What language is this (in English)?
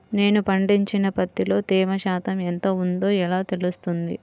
Telugu